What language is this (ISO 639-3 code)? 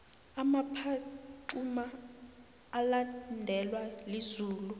nbl